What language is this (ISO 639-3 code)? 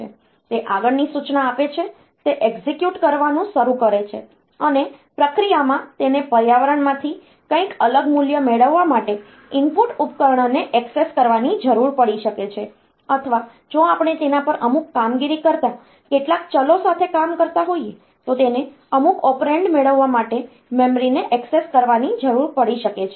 guj